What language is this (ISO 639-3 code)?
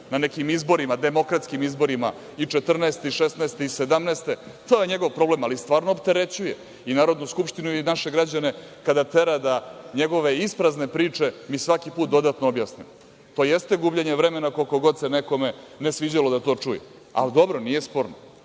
srp